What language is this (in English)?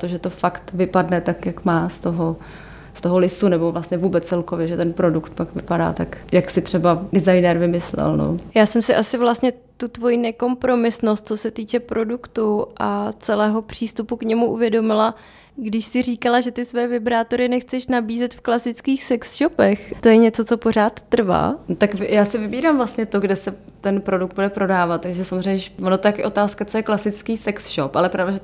Czech